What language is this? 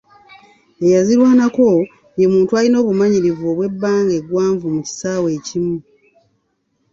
Ganda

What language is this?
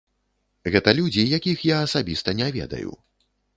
Belarusian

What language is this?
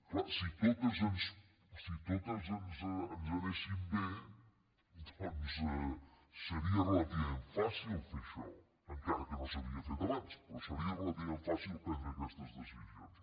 Catalan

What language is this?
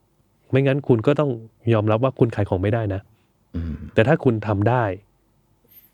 Thai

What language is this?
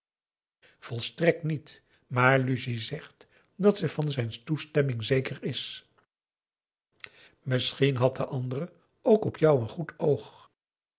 Dutch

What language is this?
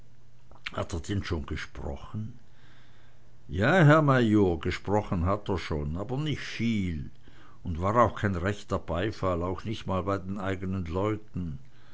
German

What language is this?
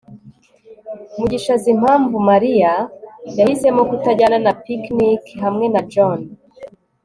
Kinyarwanda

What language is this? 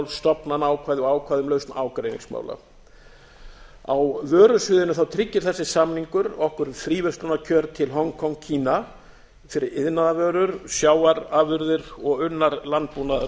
Icelandic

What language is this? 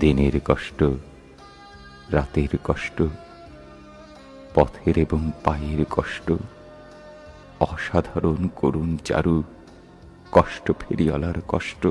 Hindi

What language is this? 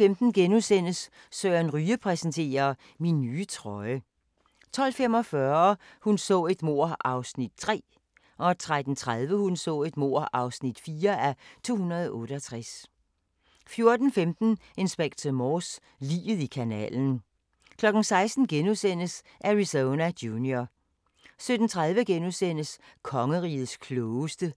Danish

